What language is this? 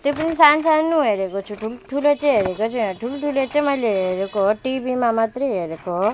Nepali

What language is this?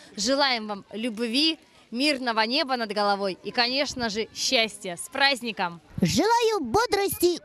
Russian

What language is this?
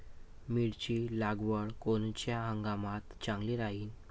Marathi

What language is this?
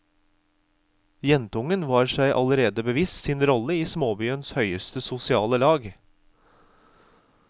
Norwegian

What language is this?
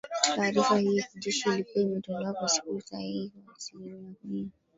Swahili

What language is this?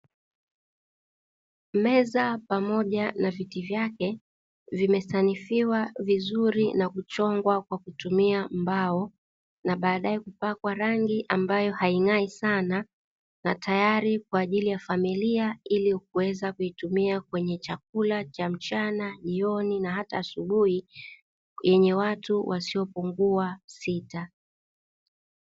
Swahili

